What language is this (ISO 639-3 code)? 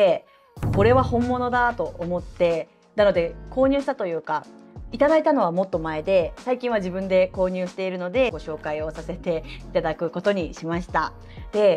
jpn